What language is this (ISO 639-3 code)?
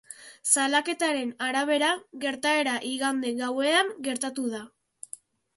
eus